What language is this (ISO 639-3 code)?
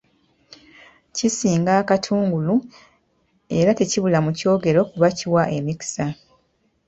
lug